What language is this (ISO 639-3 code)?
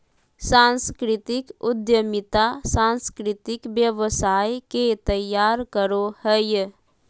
mag